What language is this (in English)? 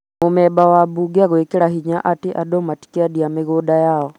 Kikuyu